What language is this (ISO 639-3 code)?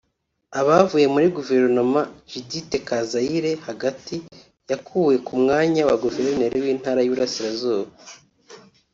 kin